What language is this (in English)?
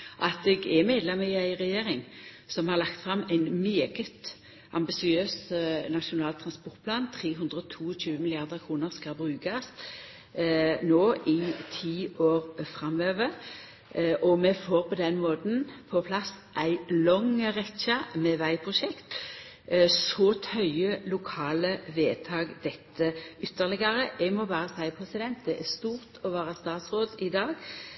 Norwegian Nynorsk